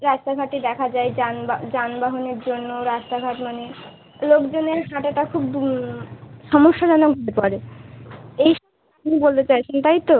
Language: Bangla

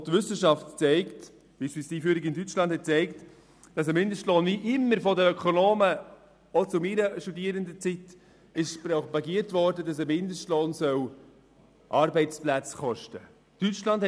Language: Swiss German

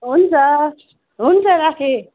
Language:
Nepali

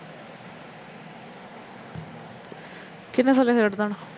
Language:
Punjabi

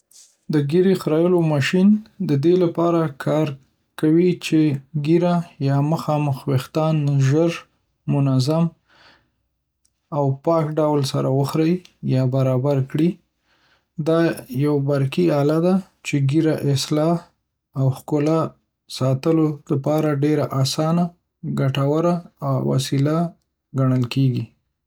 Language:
Pashto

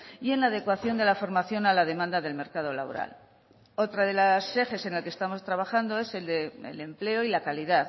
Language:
Spanish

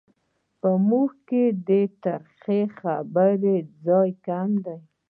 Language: Pashto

